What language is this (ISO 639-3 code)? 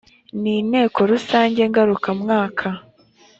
kin